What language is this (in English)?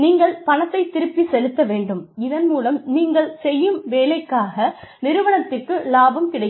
Tamil